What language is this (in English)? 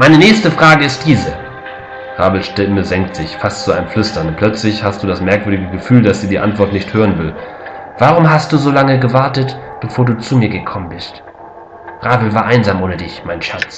German